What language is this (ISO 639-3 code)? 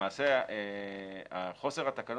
heb